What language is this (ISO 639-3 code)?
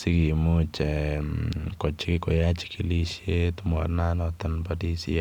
kln